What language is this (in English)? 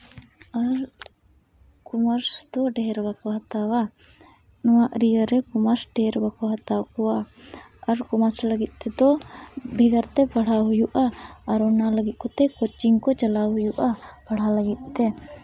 Santali